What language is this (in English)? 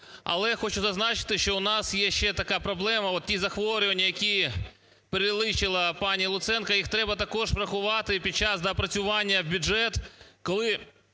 Ukrainian